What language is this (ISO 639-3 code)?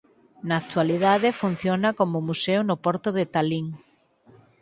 glg